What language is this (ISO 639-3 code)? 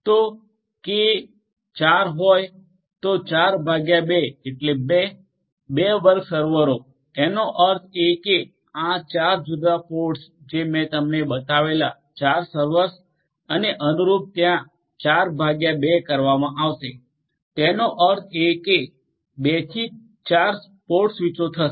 guj